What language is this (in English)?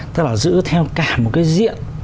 Vietnamese